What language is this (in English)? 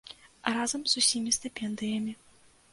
Belarusian